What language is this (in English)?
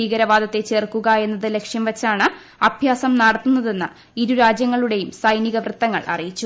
Malayalam